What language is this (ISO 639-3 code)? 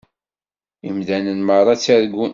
kab